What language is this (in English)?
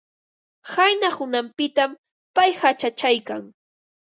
Ambo-Pasco Quechua